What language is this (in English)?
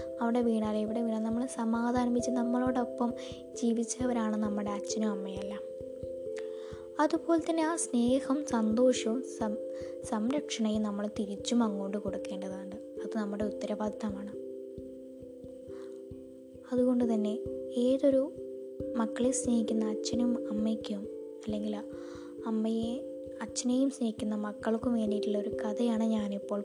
Malayalam